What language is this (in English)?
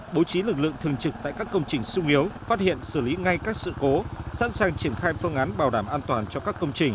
Vietnamese